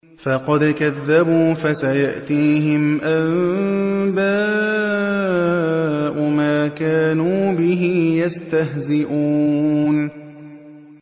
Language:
Arabic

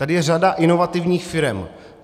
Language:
Czech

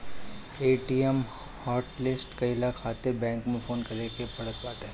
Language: Bhojpuri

